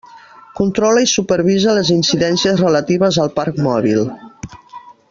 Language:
Catalan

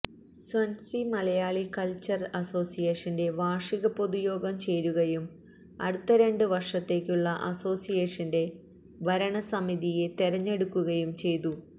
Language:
Malayalam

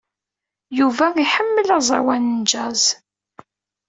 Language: Kabyle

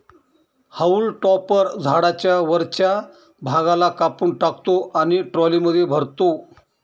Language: Marathi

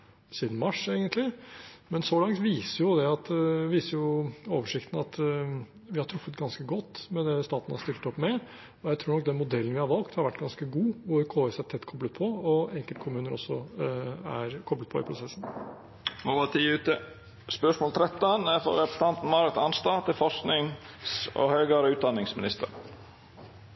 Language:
Norwegian Bokmål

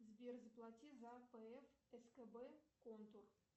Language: Russian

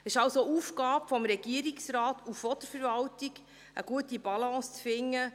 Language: Swiss German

